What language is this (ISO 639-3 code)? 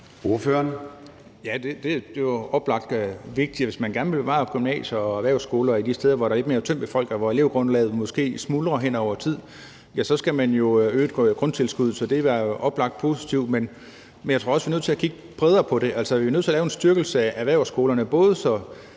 dan